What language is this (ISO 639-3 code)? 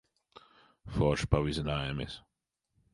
lav